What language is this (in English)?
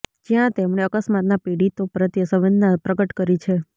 Gujarati